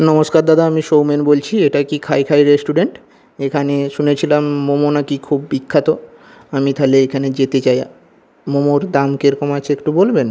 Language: Bangla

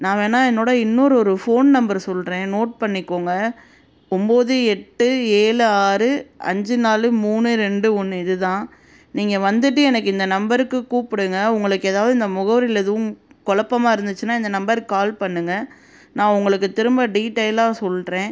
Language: Tamil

